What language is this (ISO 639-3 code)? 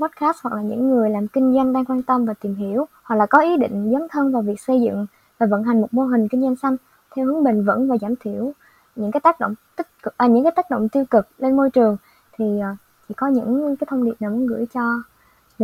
vie